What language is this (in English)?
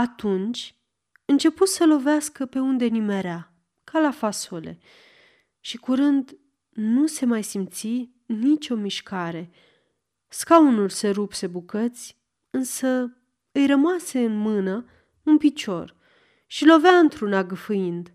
Romanian